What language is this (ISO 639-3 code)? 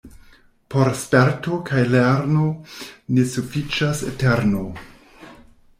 epo